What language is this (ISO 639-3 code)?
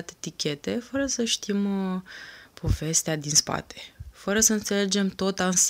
ron